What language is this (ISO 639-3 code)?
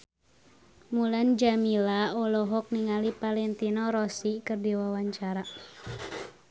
sun